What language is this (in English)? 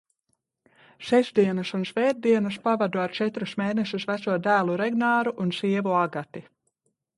Latvian